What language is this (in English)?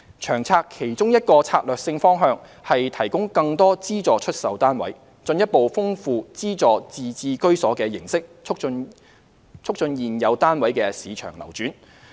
Cantonese